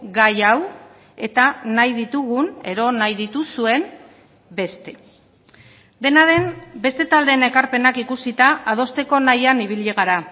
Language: Basque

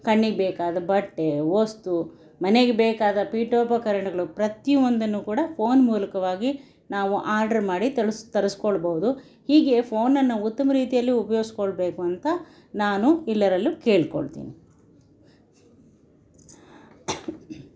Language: Kannada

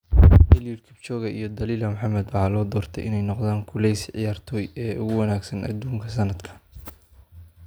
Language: Somali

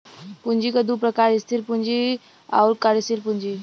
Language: Bhojpuri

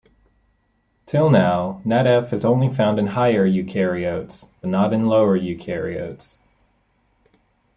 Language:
English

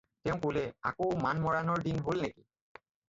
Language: Assamese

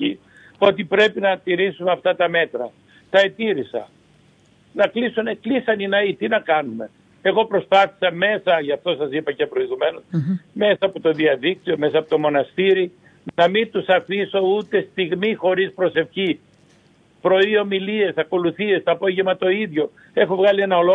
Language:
Greek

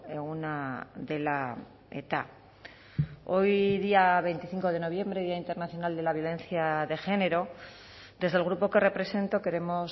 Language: Spanish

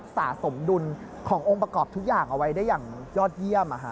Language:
Thai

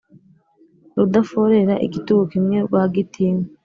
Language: Kinyarwanda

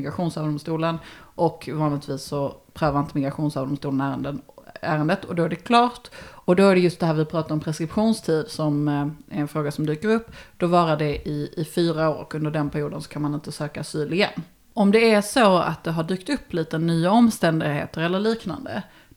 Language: Swedish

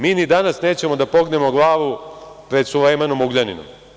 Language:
Serbian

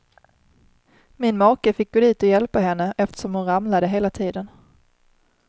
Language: Swedish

